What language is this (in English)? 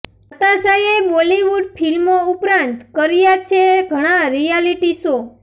Gujarati